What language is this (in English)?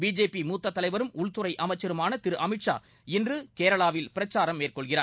Tamil